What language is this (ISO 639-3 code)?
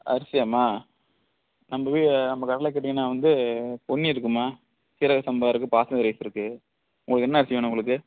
tam